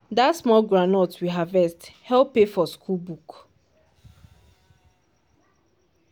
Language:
Nigerian Pidgin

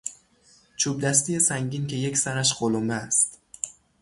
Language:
Persian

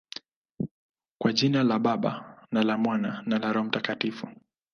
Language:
Swahili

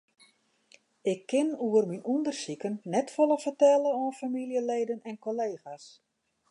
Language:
Western Frisian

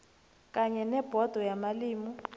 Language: South Ndebele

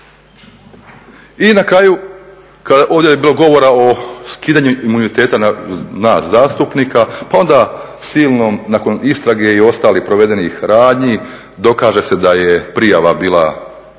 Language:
Croatian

